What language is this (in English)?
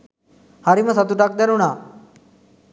Sinhala